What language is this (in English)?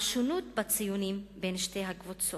Hebrew